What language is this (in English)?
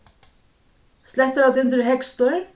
Faroese